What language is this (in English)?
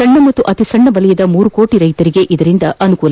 Kannada